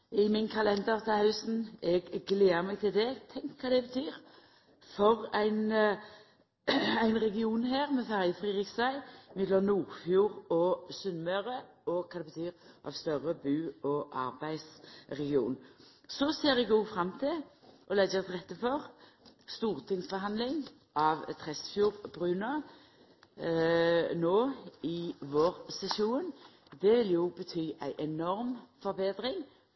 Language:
Norwegian Nynorsk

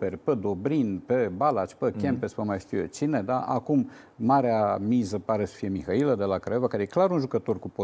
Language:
Romanian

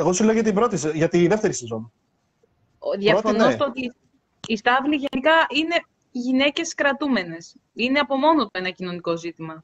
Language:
Greek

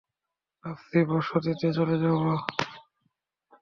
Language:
Bangla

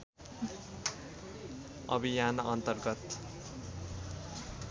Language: Nepali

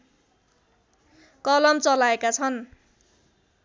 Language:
Nepali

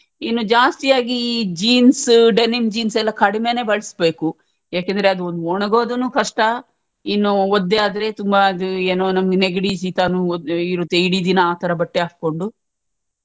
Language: Kannada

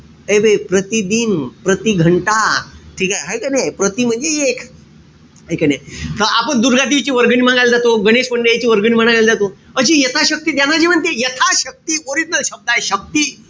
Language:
Marathi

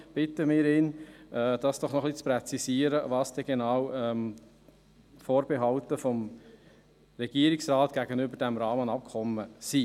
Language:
Swiss German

